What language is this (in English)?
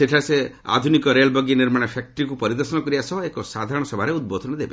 Odia